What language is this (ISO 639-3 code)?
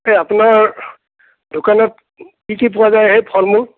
asm